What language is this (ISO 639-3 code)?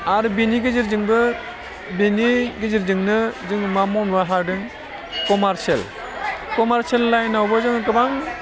brx